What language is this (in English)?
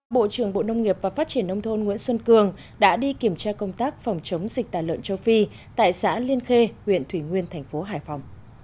Vietnamese